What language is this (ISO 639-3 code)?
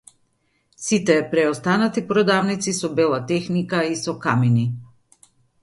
mkd